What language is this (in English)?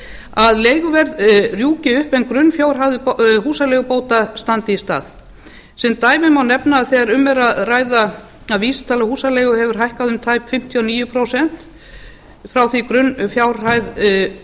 Icelandic